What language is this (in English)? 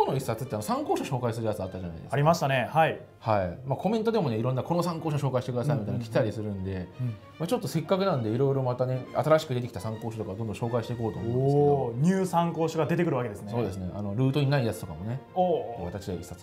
Japanese